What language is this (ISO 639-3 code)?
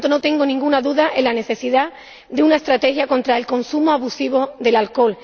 spa